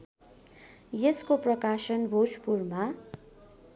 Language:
Nepali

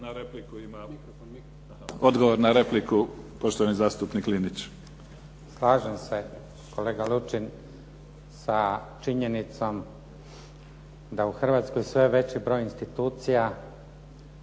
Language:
Croatian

